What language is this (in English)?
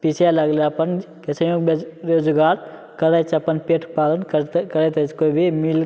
Maithili